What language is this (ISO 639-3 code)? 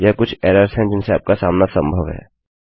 hin